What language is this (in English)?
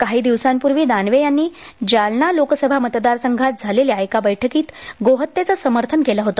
Marathi